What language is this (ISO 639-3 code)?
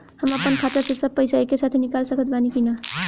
bho